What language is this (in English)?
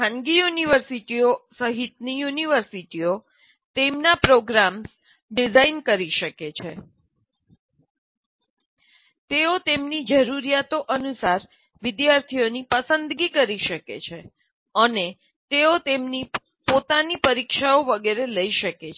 Gujarati